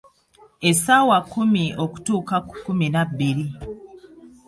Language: Ganda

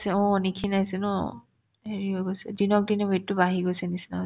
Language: Assamese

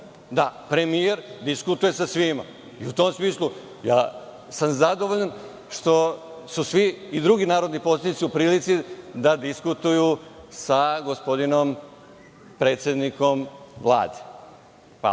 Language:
Serbian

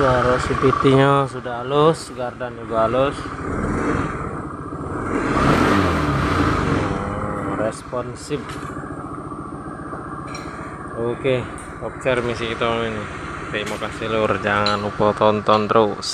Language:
Indonesian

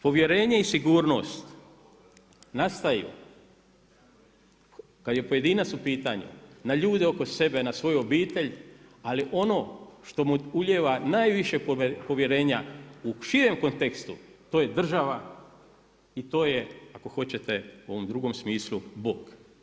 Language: Croatian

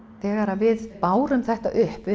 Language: Icelandic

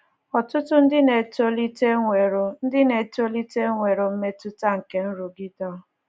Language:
Igbo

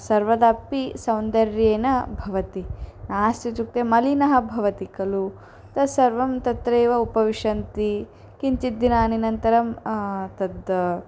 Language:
Sanskrit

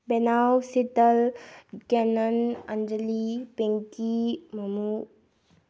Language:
Manipuri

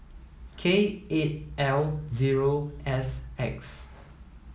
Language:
English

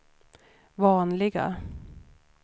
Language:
Swedish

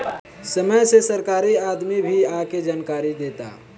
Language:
Bhojpuri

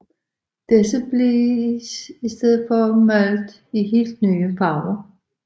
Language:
Danish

